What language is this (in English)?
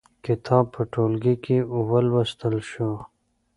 Pashto